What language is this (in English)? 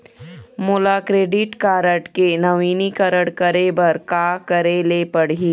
Chhattisgarhi